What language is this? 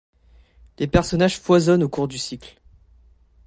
French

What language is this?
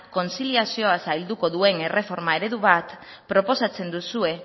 Basque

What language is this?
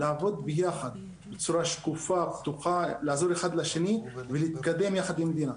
Hebrew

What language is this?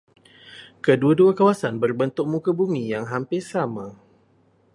Malay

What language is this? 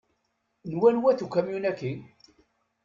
Kabyle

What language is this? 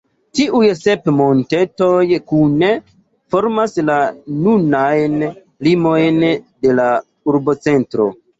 Esperanto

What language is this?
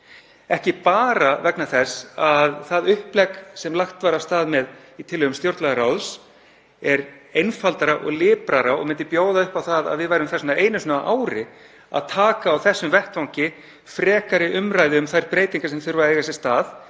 Icelandic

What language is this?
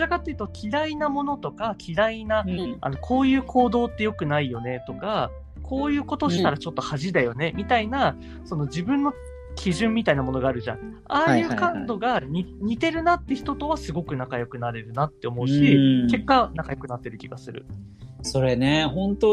Japanese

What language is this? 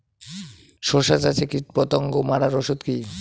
Bangla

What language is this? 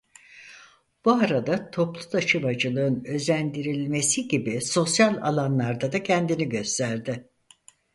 Turkish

